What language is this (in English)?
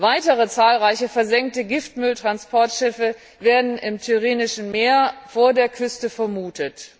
German